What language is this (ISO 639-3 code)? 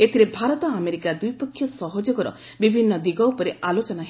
ori